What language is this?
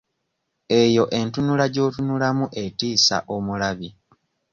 Ganda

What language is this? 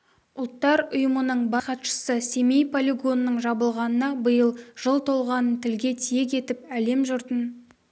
Kazakh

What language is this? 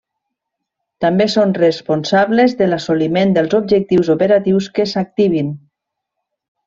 Catalan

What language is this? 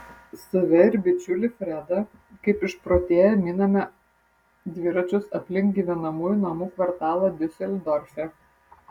Lithuanian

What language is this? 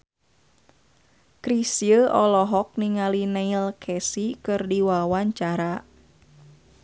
Sundanese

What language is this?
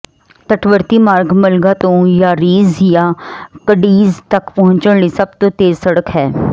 Punjabi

